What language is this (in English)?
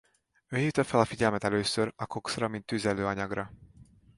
Hungarian